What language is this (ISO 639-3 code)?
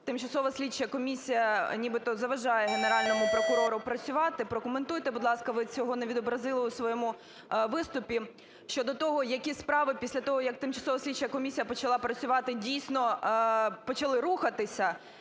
ukr